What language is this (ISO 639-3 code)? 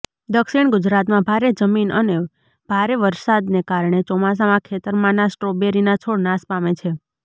guj